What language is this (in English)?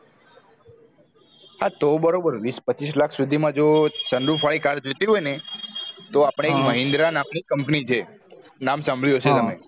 Gujarati